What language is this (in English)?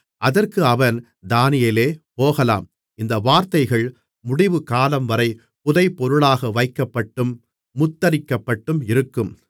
Tamil